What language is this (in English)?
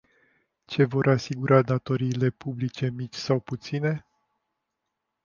Romanian